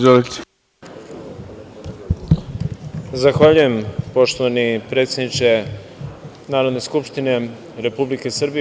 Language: Serbian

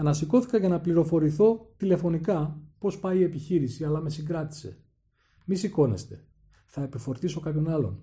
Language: Greek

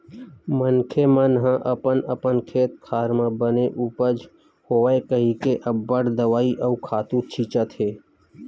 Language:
Chhattisgarhi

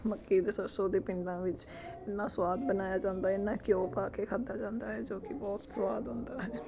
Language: Punjabi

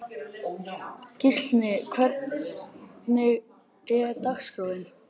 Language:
Icelandic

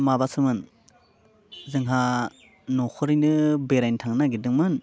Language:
Bodo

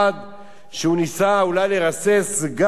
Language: Hebrew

